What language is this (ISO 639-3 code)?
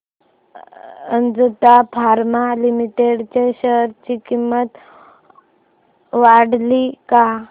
mar